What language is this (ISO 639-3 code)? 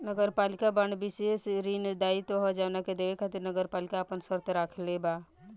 bho